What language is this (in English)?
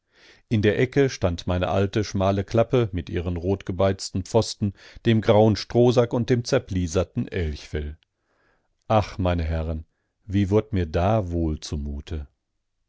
German